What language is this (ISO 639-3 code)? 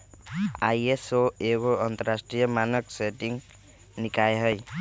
mag